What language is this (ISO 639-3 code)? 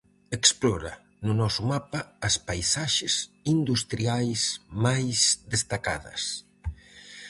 glg